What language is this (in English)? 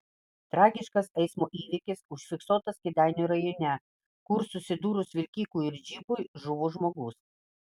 Lithuanian